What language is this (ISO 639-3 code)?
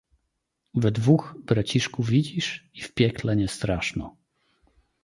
pol